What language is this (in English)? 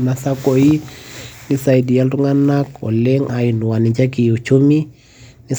Masai